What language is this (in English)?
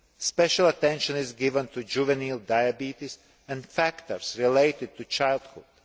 English